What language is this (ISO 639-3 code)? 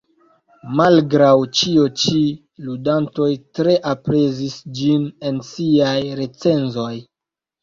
epo